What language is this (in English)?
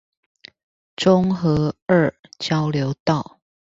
Chinese